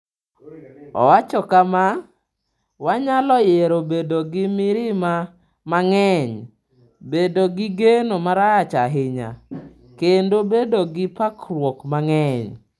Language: Luo (Kenya and Tanzania)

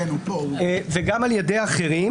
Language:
Hebrew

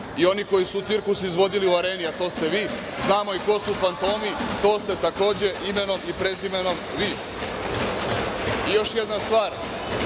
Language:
Serbian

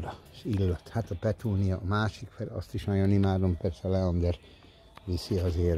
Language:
Hungarian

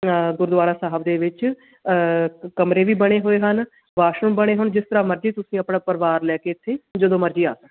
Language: Punjabi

